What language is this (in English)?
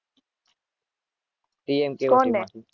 Gujarati